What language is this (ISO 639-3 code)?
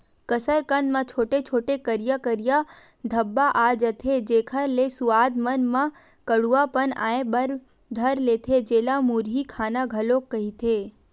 hne